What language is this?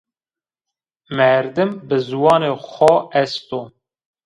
Zaza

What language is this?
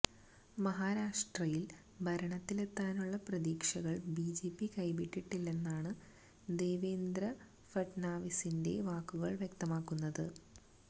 Malayalam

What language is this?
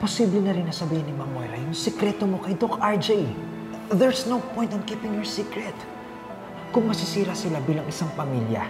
Filipino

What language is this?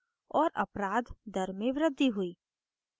Hindi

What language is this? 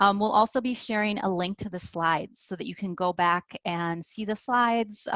English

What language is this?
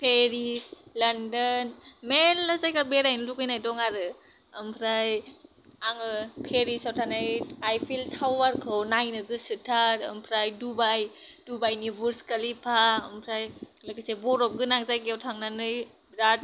Bodo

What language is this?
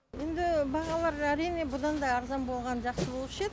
Kazakh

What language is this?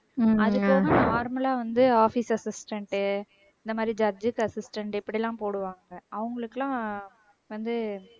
Tamil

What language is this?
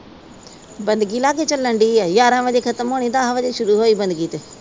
Punjabi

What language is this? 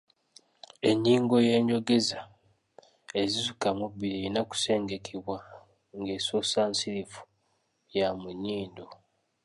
Ganda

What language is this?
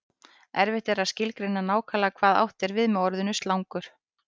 Icelandic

